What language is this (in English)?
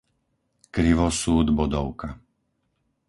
Slovak